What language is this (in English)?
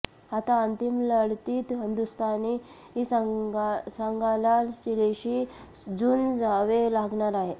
Marathi